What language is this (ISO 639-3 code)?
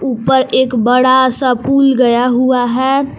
hin